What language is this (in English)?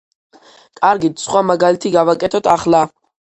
Georgian